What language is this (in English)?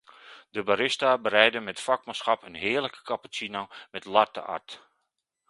Dutch